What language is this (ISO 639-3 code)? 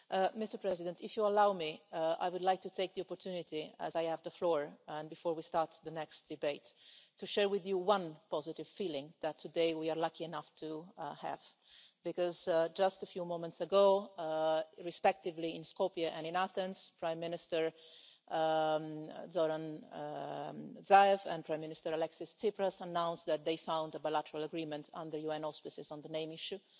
eng